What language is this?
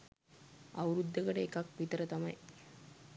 Sinhala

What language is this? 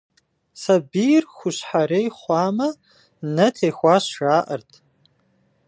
Kabardian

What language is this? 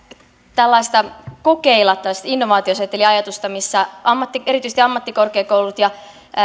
Finnish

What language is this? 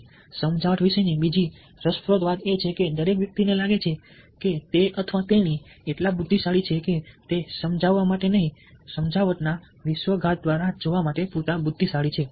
Gujarati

